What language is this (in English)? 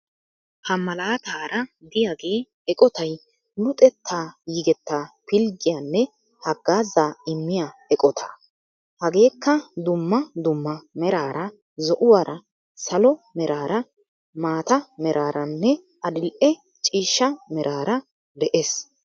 Wolaytta